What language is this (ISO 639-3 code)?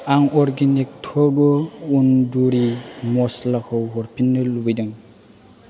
brx